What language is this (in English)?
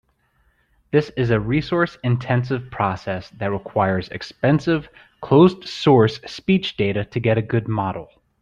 English